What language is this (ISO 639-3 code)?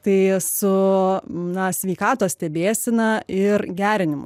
lit